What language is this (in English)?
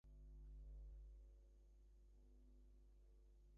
English